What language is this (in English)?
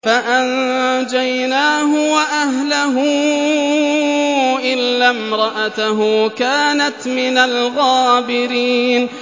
Arabic